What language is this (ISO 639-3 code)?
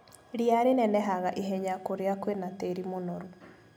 kik